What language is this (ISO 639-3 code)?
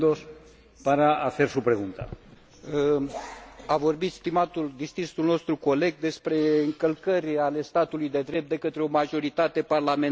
ron